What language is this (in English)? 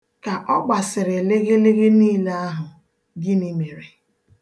Igbo